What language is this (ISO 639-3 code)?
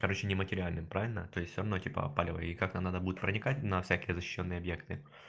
rus